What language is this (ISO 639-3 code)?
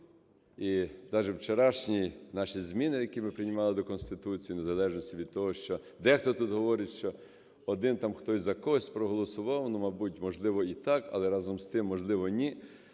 ukr